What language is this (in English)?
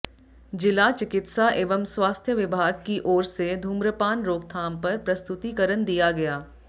Hindi